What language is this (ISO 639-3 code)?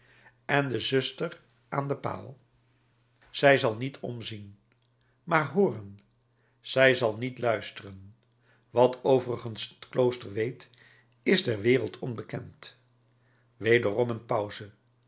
nld